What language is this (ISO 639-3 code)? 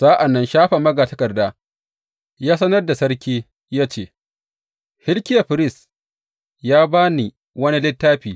hau